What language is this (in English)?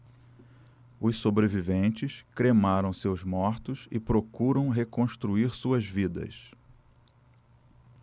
Portuguese